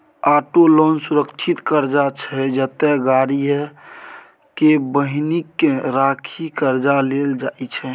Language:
Maithili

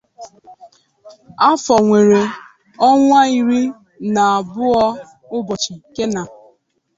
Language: Igbo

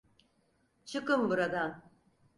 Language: Turkish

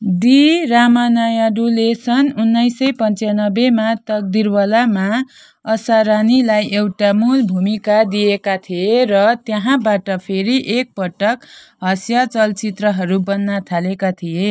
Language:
Nepali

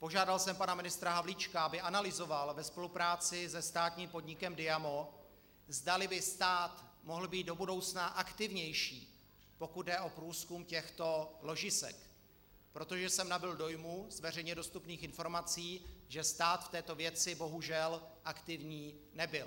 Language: Czech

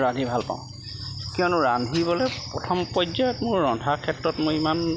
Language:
Assamese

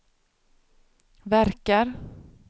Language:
Swedish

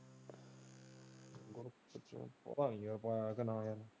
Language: Punjabi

